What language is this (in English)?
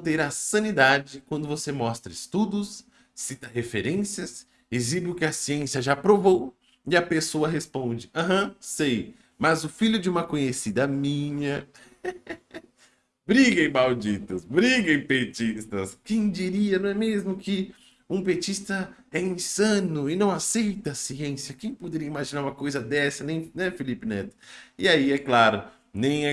Portuguese